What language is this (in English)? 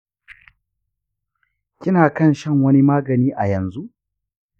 Hausa